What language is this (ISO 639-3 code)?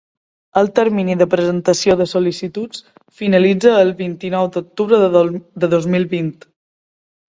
cat